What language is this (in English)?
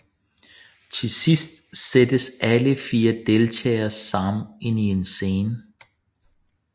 Danish